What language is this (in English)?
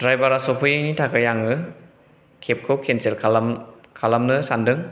Bodo